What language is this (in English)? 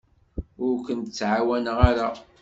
Kabyle